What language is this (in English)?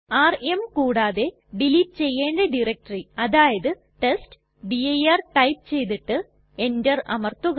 Malayalam